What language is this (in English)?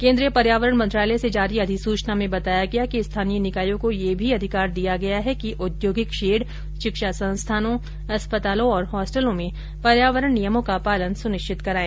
Hindi